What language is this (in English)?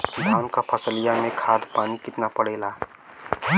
Bhojpuri